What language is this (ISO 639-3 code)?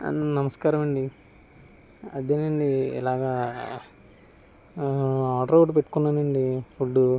tel